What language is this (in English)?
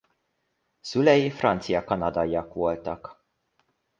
Hungarian